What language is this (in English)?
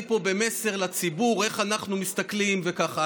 Hebrew